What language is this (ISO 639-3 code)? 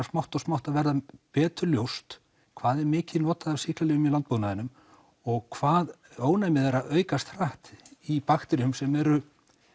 isl